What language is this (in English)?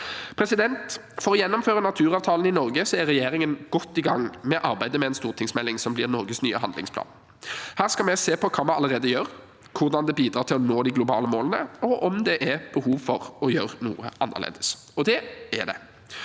Norwegian